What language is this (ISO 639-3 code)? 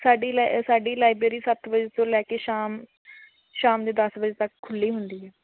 pan